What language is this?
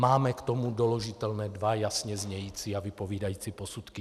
Czech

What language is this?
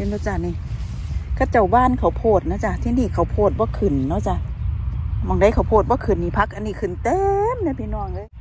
Thai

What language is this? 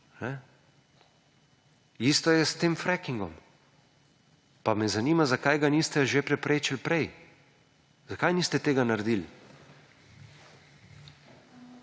Slovenian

